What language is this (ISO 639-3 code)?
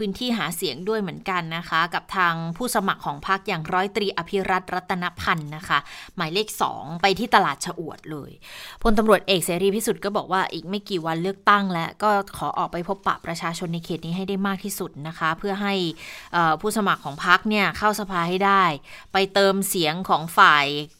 tha